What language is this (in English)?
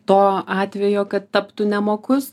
Lithuanian